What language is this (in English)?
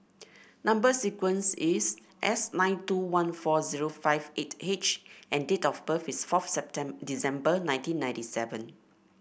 English